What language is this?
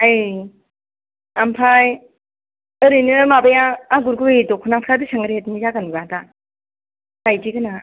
Bodo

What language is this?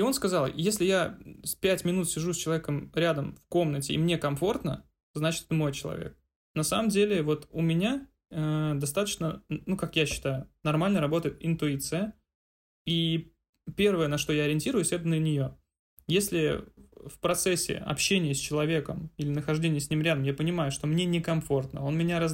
Russian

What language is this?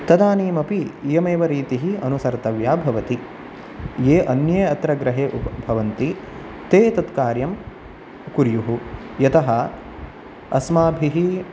Sanskrit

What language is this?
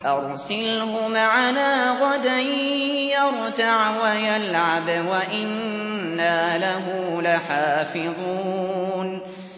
Arabic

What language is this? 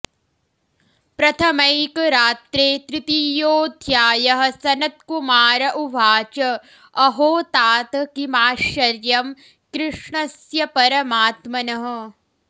Sanskrit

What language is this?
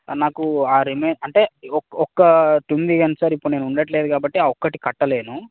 Telugu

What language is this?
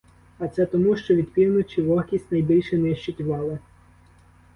Ukrainian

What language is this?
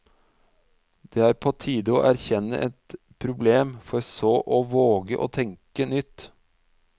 Norwegian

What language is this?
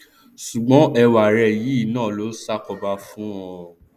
Yoruba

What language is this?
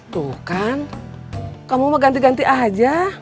Indonesian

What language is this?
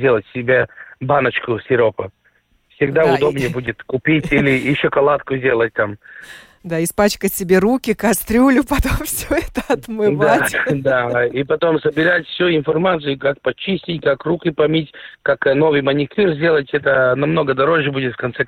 Russian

